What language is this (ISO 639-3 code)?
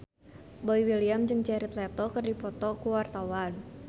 sun